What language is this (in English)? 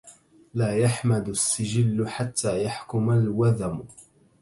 Arabic